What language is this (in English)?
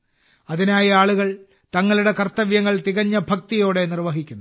Malayalam